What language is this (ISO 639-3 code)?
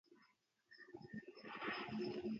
ara